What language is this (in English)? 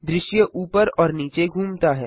Hindi